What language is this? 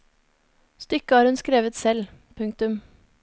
Norwegian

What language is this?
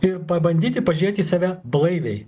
Lithuanian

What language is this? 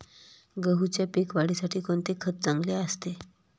Marathi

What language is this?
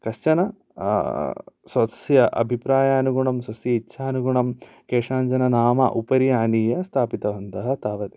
Sanskrit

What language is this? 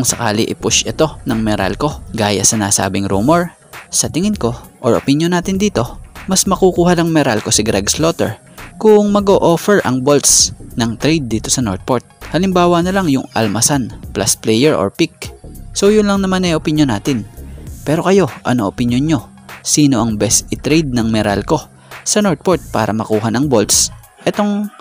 Filipino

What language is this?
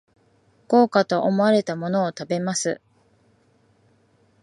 Japanese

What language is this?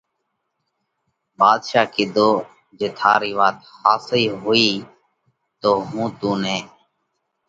Parkari Koli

